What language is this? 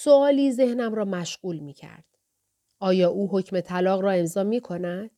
Persian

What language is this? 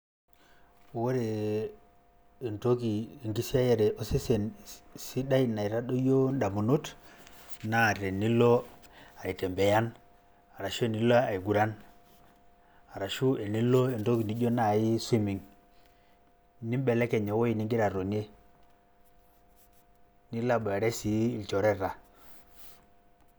Masai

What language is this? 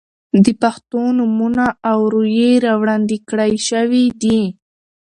Pashto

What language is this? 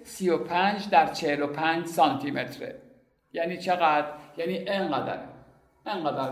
Persian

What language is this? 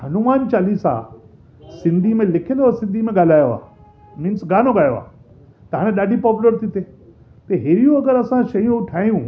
Sindhi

